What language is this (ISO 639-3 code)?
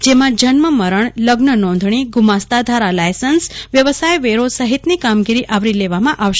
guj